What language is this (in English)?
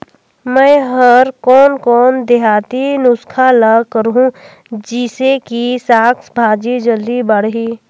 Chhattisgarhi